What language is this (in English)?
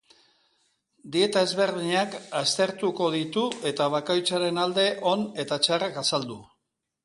Basque